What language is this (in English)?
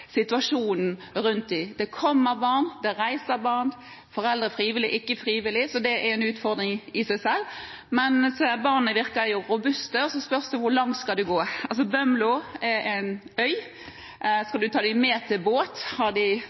Norwegian Bokmål